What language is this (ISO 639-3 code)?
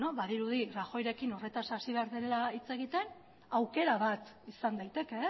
eus